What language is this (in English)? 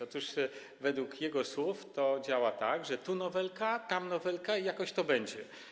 Polish